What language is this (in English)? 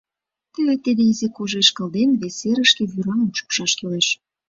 Mari